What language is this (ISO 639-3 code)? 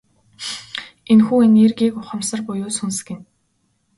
mon